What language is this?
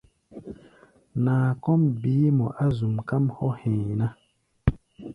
Gbaya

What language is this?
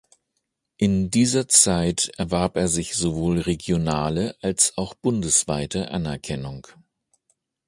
German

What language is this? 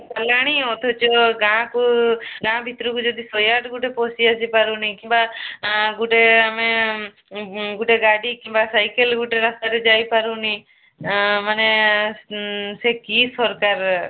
Odia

